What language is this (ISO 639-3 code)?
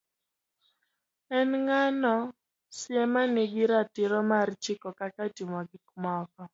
luo